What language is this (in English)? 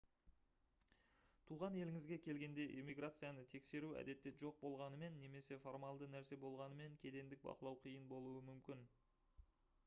Kazakh